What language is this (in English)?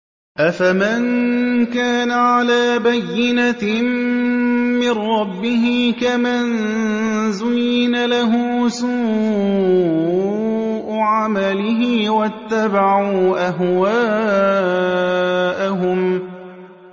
Arabic